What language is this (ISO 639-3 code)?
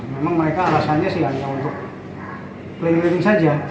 ind